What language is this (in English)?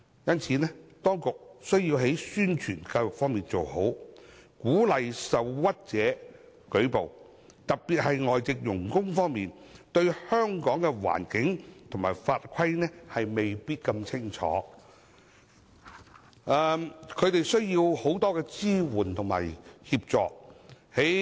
Cantonese